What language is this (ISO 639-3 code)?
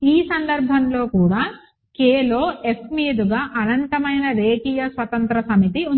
tel